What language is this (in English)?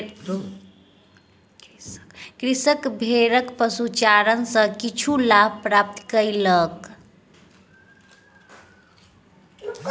Maithili